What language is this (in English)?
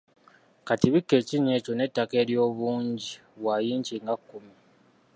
Ganda